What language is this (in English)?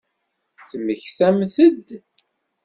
Kabyle